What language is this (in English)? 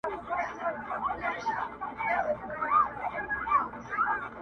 Pashto